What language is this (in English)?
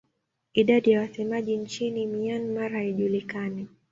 Swahili